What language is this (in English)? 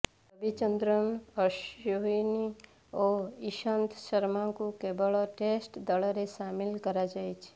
Odia